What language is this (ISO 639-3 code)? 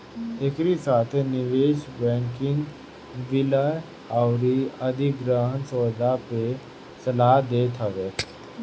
bho